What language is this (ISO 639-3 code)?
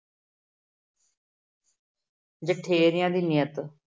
pan